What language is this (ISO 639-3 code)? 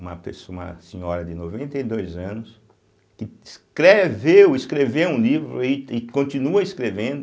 por